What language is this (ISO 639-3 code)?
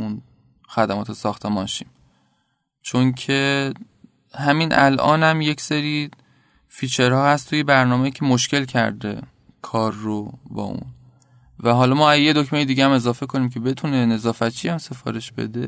fas